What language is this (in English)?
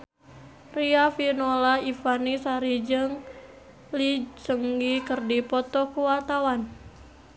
Sundanese